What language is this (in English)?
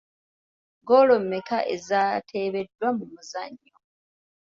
Ganda